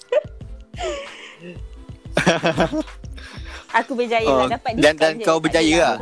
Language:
Malay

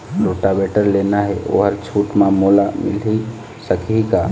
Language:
Chhattisgarhi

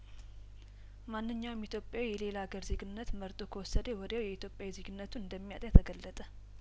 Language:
Amharic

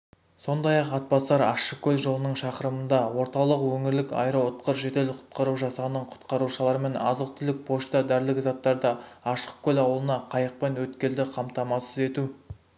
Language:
Kazakh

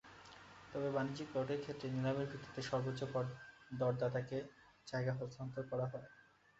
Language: Bangla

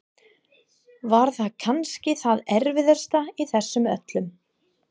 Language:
Icelandic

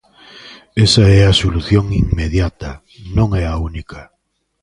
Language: Galician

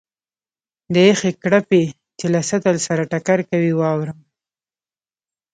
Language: Pashto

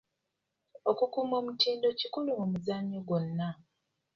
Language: Ganda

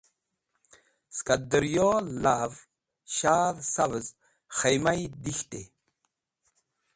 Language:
Wakhi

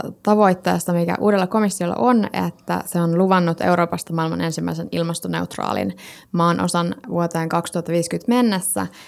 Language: Finnish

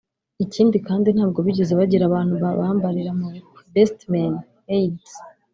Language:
Kinyarwanda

